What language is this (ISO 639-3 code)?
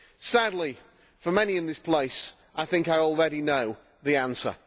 eng